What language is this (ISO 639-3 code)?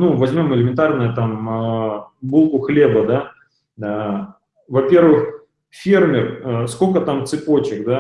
rus